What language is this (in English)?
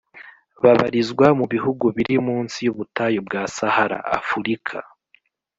Kinyarwanda